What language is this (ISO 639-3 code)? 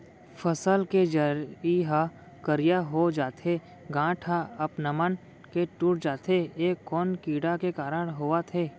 hne